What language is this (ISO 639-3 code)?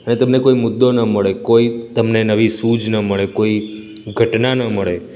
guj